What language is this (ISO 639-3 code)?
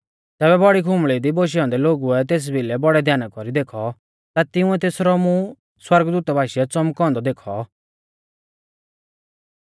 bfz